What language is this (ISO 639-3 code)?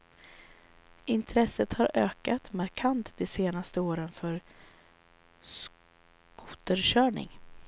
swe